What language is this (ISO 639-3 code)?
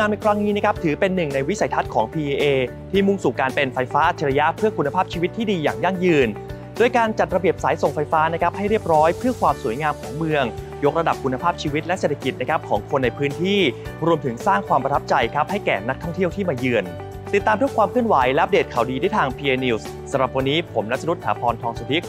tha